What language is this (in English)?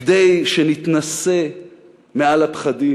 Hebrew